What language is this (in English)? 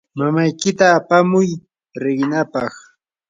Yanahuanca Pasco Quechua